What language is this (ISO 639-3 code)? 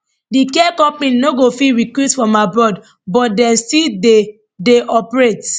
pcm